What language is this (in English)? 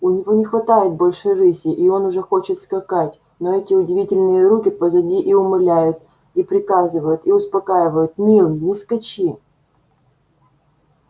Russian